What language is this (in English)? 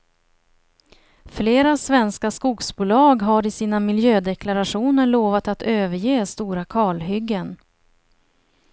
Swedish